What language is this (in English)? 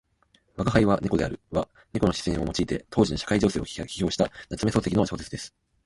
Japanese